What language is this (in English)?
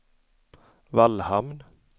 Swedish